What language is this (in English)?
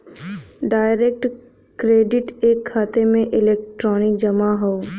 Bhojpuri